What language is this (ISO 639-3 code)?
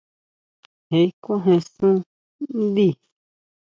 mau